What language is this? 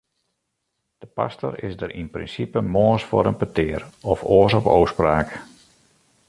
Western Frisian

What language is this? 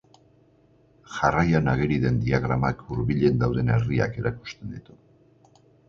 Basque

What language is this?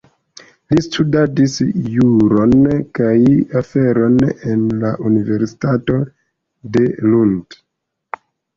Esperanto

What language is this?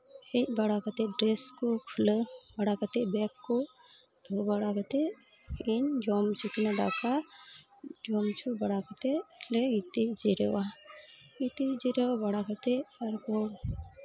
Santali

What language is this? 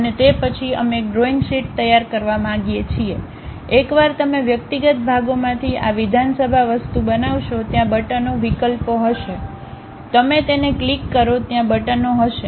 Gujarati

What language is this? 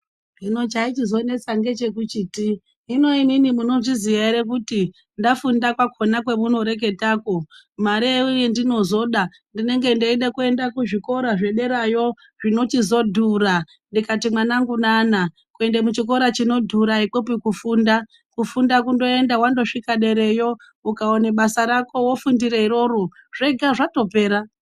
Ndau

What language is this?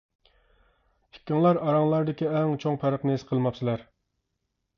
Uyghur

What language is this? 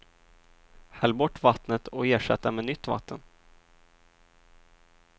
Swedish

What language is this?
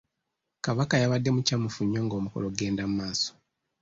Ganda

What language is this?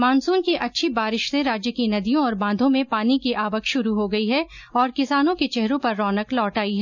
Hindi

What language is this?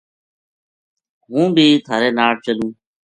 Gujari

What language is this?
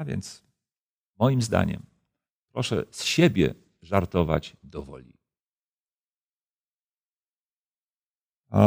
Polish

